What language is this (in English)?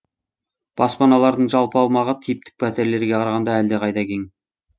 Kazakh